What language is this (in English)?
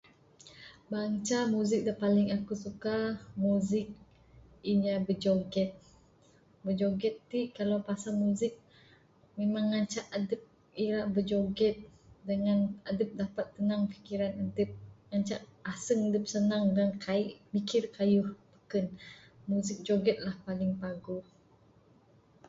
Bukar-Sadung Bidayuh